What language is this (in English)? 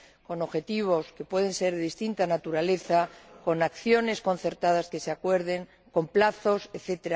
Spanish